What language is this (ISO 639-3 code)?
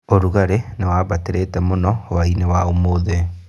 kik